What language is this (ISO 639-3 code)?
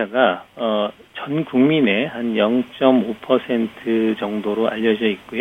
kor